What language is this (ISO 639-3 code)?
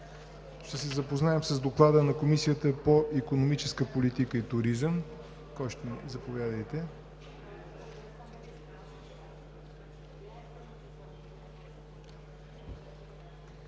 bul